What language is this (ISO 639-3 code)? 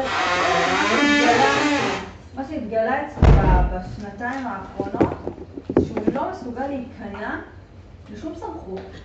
heb